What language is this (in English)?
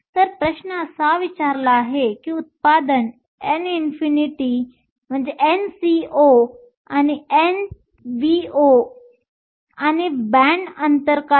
Marathi